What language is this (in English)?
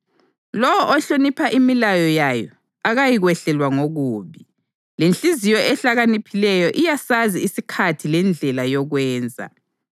North Ndebele